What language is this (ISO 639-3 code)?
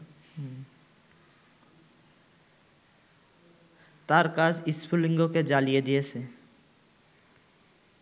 ben